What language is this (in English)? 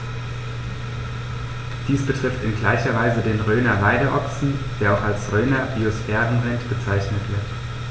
German